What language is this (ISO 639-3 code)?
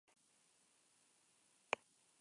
eus